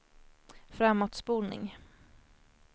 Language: Swedish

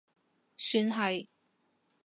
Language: Cantonese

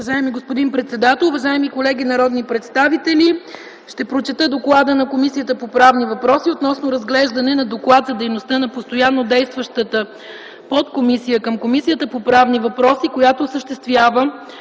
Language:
Bulgarian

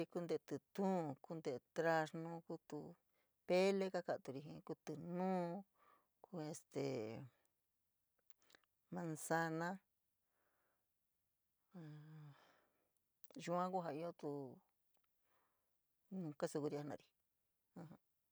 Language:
San Miguel El Grande Mixtec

